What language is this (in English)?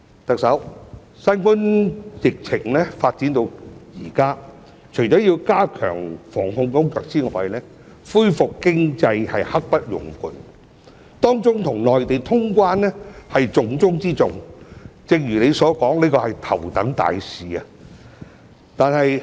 Cantonese